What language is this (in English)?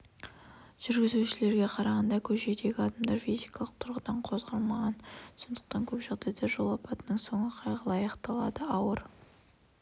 Kazakh